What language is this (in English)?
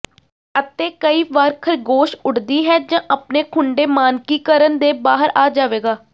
Punjabi